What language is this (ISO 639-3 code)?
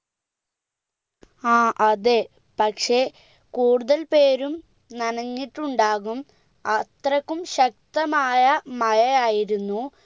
mal